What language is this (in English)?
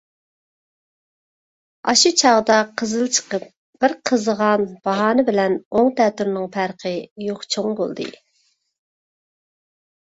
Uyghur